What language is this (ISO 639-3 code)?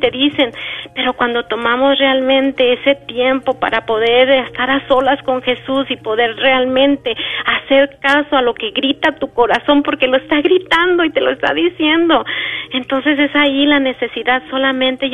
spa